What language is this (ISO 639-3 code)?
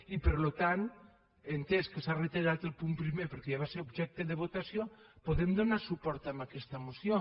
cat